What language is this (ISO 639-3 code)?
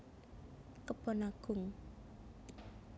jav